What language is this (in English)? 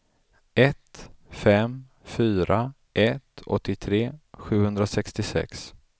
Swedish